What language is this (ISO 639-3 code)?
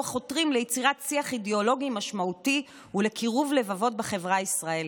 heb